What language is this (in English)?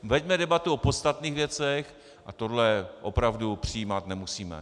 Czech